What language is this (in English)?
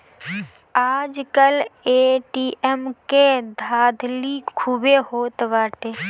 Bhojpuri